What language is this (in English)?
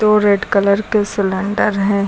Hindi